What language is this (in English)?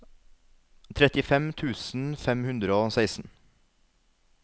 Norwegian